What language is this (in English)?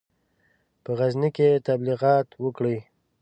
Pashto